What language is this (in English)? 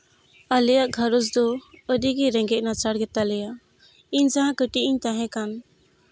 Santali